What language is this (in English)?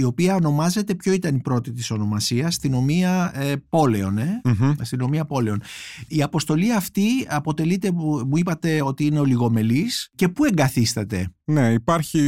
Greek